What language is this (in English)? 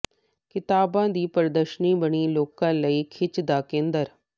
Punjabi